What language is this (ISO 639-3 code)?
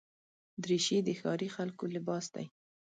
pus